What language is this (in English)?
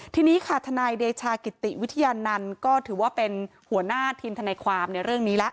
Thai